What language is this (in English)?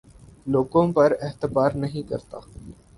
Urdu